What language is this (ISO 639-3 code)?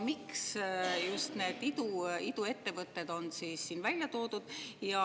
est